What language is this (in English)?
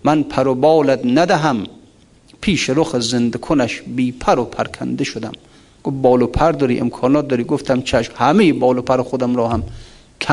Persian